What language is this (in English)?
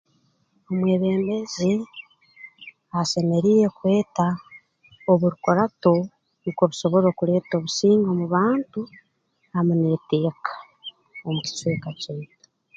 Tooro